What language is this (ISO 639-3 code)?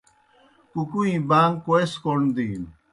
plk